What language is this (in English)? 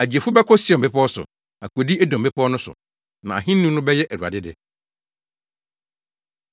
Akan